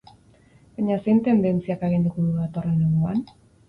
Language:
Basque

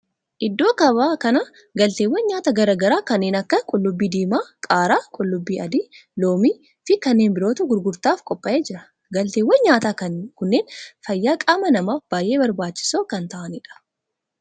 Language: Oromo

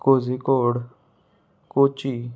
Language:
Konkani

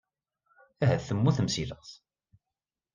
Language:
Kabyle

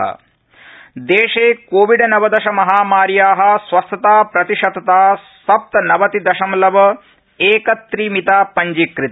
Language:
Sanskrit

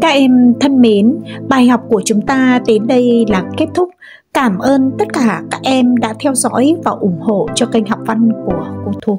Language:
Vietnamese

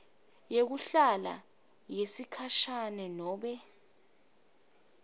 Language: Swati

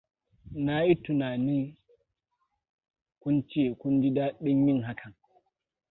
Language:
Hausa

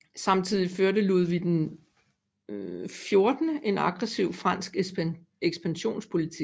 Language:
Danish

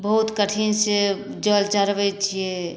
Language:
Maithili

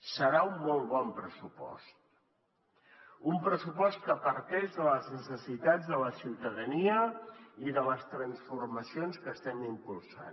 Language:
Catalan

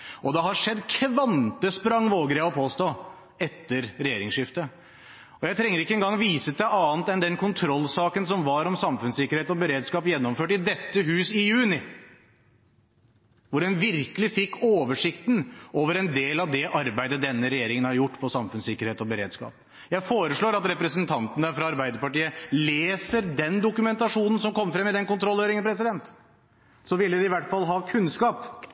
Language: Norwegian Bokmål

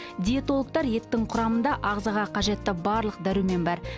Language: Kazakh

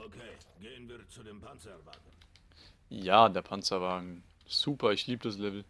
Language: German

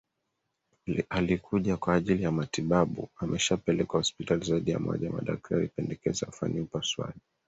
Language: Swahili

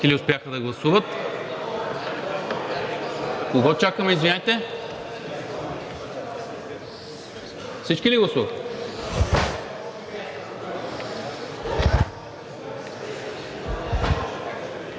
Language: Bulgarian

